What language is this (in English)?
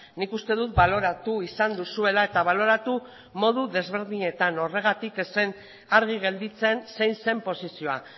Basque